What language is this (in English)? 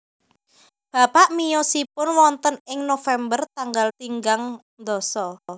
Javanese